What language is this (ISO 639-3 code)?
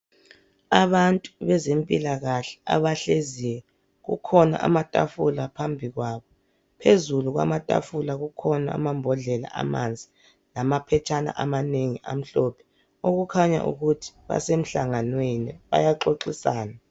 nde